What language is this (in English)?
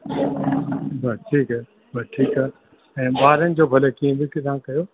Sindhi